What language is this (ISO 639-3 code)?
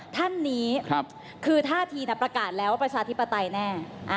tha